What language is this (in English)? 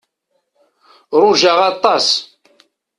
Kabyle